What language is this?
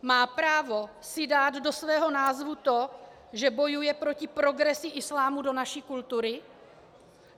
Czech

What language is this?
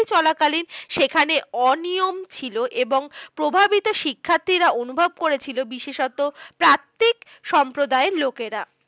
Bangla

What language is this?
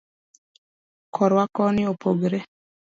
Luo (Kenya and Tanzania)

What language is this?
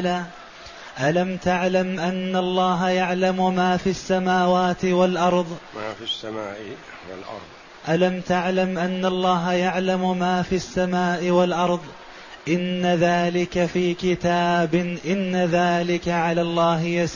Arabic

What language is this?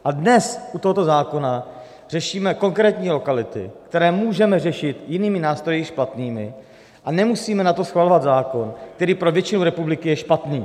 Czech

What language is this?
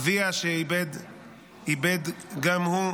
Hebrew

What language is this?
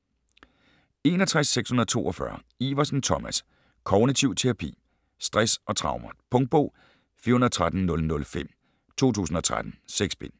Danish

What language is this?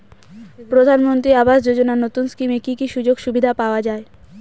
Bangla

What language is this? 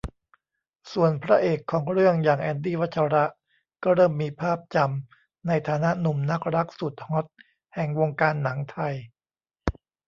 Thai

